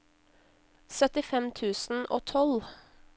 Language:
Norwegian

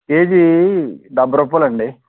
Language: Telugu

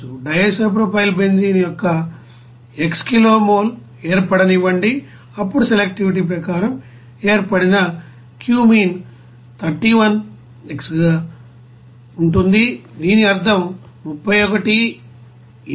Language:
Telugu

